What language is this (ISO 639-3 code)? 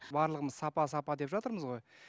kaz